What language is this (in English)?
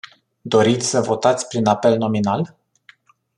Romanian